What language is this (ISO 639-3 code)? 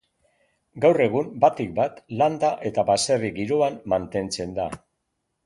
eus